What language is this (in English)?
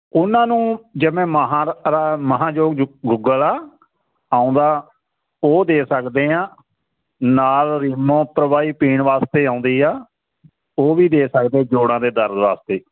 Punjabi